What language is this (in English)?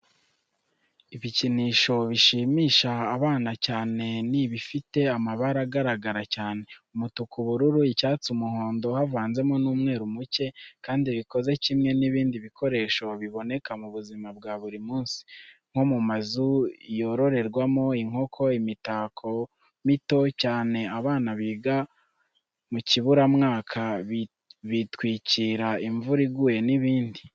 Kinyarwanda